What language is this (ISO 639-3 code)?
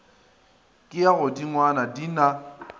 nso